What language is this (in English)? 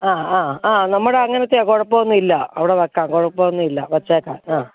Malayalam